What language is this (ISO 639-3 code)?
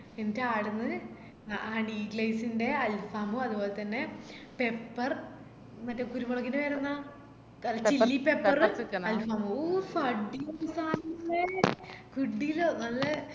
mal